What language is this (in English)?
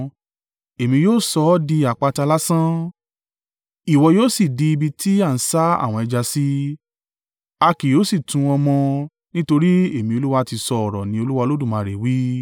Yoruba